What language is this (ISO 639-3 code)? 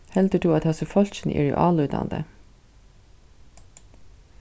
fao